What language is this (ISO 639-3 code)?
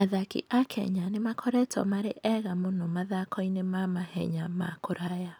kik